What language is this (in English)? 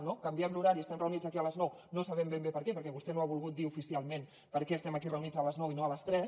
Catalan